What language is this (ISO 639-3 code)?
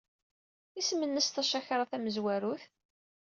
kab